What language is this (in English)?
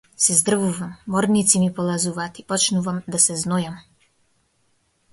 Macedonian